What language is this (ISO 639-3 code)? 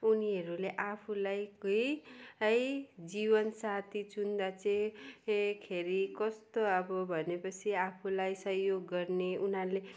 nep